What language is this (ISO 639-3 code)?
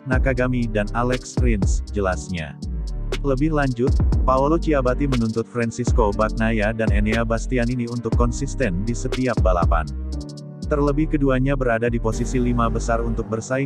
ind